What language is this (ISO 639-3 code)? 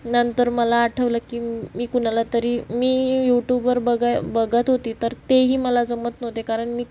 mar